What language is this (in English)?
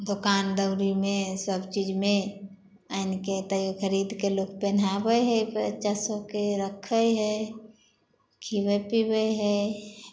Maithili